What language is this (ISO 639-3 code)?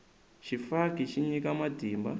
tso